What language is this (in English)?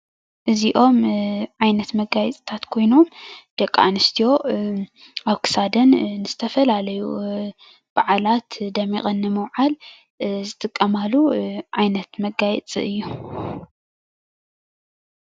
Tigrinya